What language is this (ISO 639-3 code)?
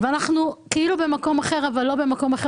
heb